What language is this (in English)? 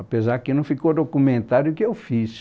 Portuguese